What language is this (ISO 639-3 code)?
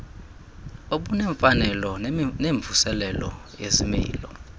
xho